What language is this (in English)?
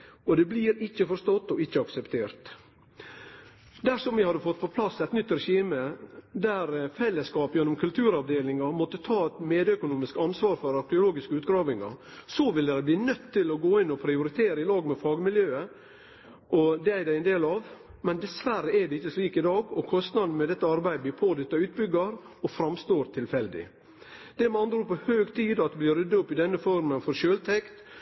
Norwegian Nynorsk